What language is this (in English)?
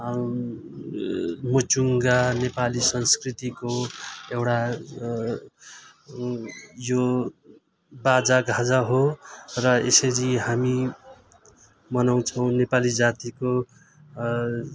Nepali